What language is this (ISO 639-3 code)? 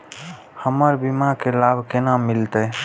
mai